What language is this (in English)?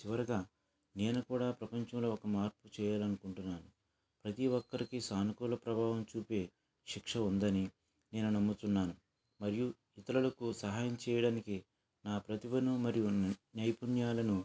Telugu